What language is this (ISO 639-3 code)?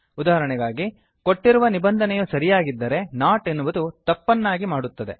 kan